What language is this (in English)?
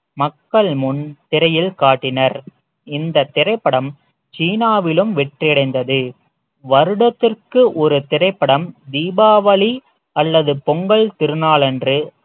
Tamil